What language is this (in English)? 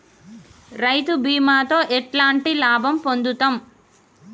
Telugu